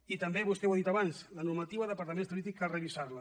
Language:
Catalan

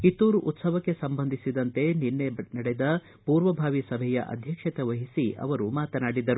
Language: Kannada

